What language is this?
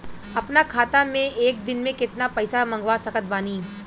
Bhojpuri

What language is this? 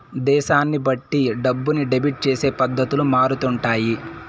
Telugu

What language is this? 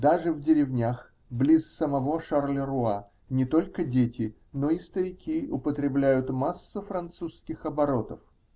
Russian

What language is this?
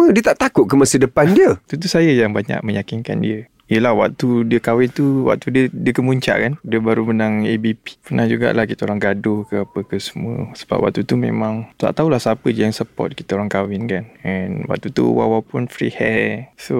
Malay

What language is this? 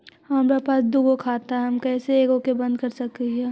Magahi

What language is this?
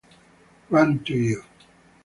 Italian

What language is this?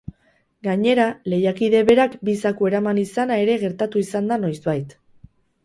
Basque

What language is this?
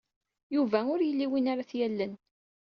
Kabyle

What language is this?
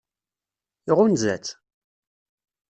Kabyle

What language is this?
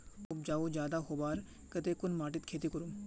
Magahi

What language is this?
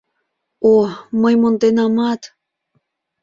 Mari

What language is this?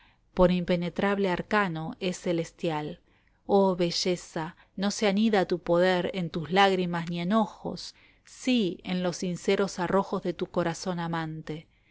Spanish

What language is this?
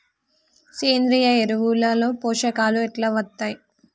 Telugu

